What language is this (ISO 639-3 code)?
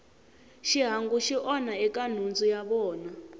tso